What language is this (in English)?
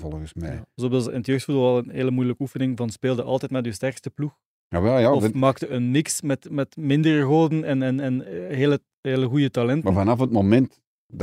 Dutch